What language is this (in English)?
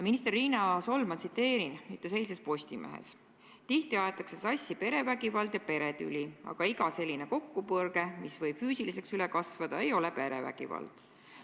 Estonian